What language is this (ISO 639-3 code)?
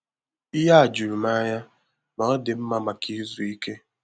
ibo